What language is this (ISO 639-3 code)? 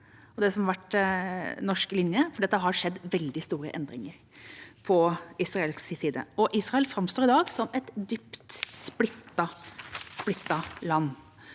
nor